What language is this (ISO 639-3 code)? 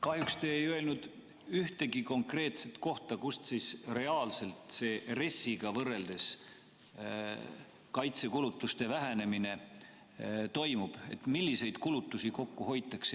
est